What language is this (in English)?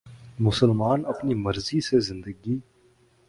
Urdu